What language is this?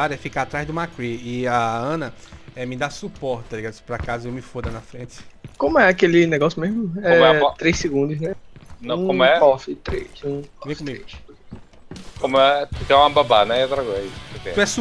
Portuguese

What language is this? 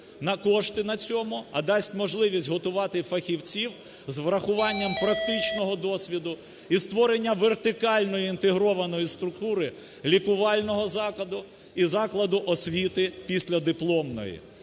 Ukrainian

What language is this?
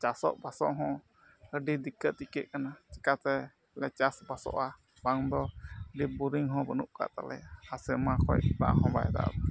Santali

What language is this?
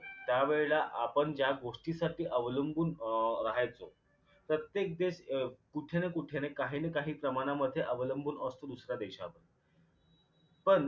Marathi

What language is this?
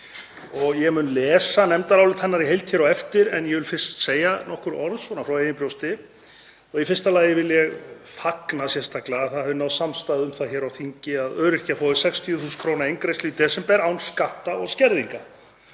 Icelandic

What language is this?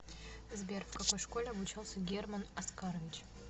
Russian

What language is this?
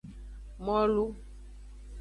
Aja (Benin)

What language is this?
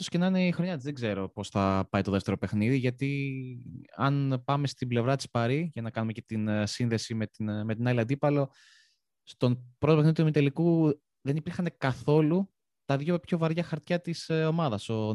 Greek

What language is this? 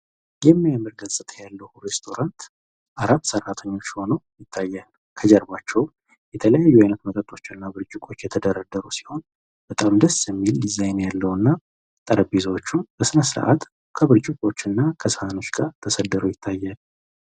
Amharic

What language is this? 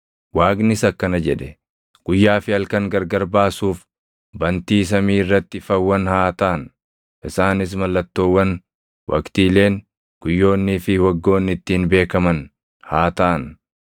Oromo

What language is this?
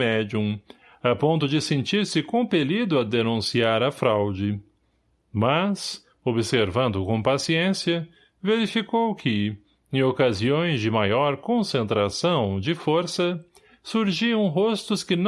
Portuguese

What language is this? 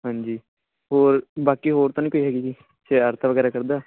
Punjabi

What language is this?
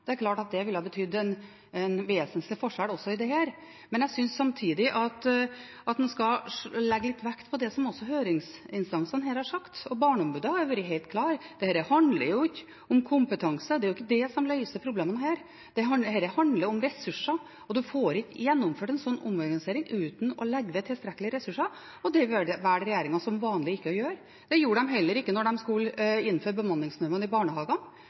Norwegian Bokmål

